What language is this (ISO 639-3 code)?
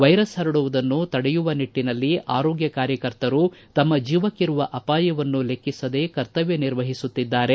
kan